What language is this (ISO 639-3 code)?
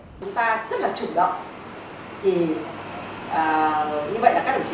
vie